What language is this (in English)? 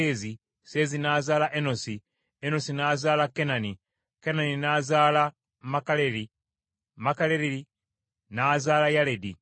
Ganda